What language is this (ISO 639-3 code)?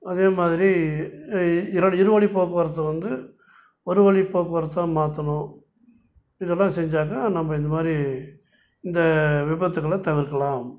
tam